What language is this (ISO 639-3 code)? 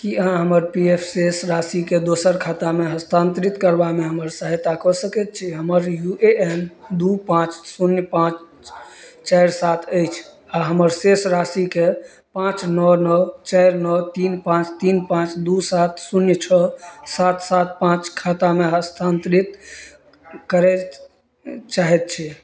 mai